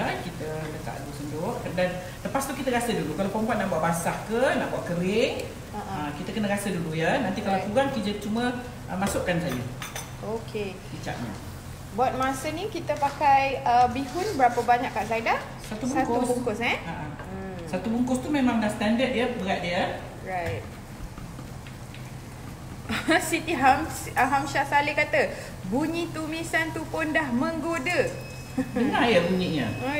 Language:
Malay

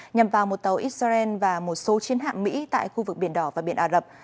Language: Vietnamese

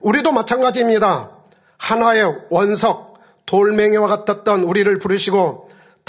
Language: Korean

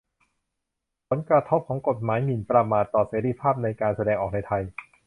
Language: Thai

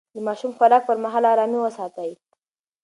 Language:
Pashto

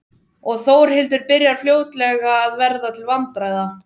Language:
Icelandic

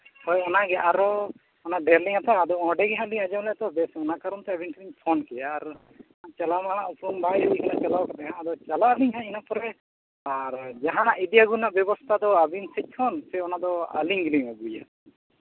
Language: Santali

